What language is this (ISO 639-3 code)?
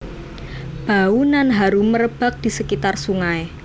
jav